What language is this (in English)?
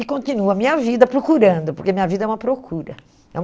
Portuguese